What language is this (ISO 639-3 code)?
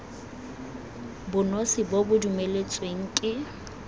tsn